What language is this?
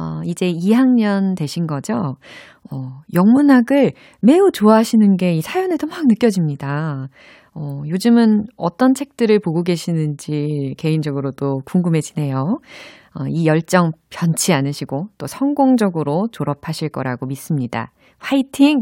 Korean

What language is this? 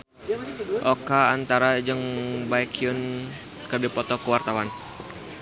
Sundanese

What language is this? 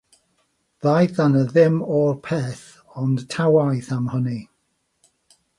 Welsh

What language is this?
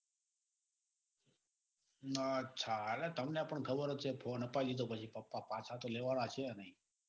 Gujarati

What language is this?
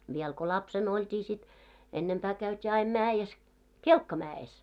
Finnish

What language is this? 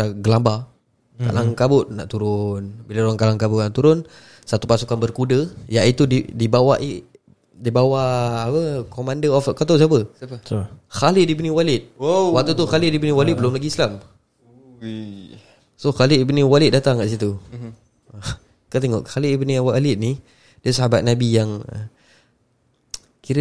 Malay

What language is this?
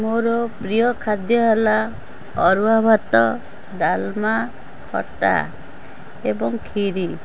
Odia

